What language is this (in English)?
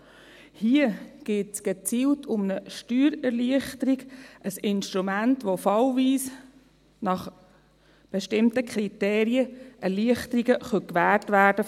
Swiss German